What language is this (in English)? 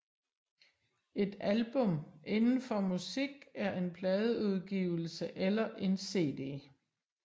Danish